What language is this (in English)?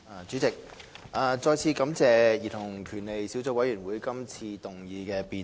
Cantonese